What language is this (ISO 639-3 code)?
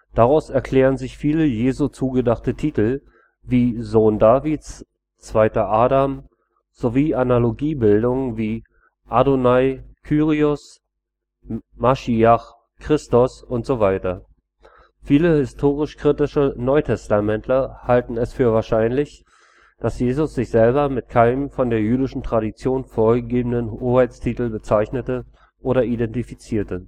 deu